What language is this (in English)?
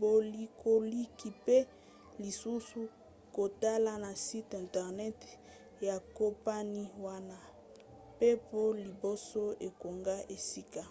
Lingala